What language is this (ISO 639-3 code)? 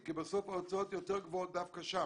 heb